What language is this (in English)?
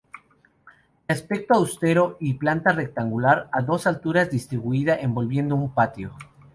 Spanish